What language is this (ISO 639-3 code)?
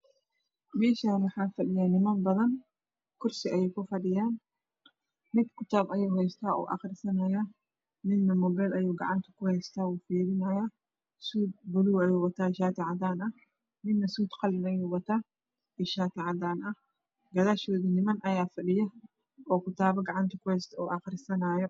som